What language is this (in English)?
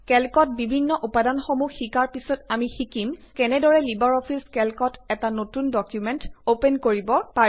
Assamese